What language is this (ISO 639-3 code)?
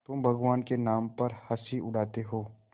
hin